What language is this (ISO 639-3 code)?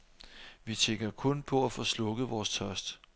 dan